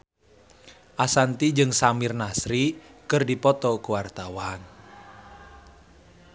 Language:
Sundanese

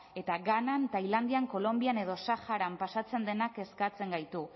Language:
Basque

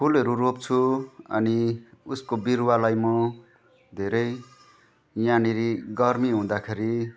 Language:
Nepali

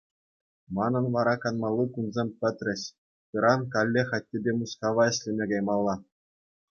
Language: Chuvash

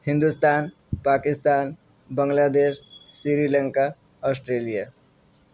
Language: Urdu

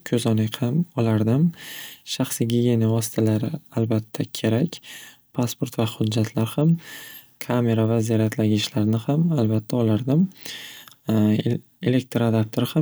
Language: Uzbek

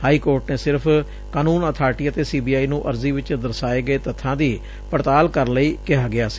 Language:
Punjabi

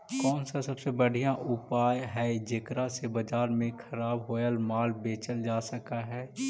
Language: Magahi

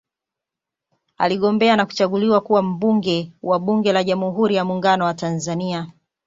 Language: Swahili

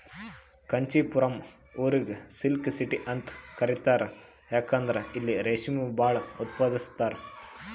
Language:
Kannada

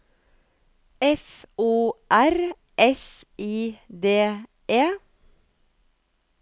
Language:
Norwegian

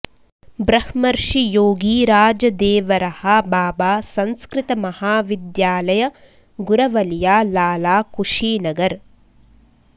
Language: Sanskrit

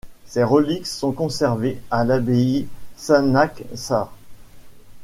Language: French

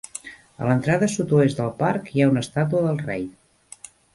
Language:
Catalan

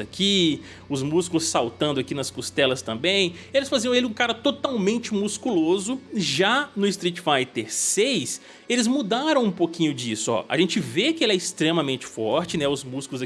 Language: Portuguese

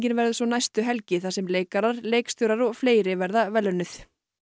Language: Icelandic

